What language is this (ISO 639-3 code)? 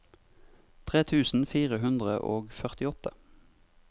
nor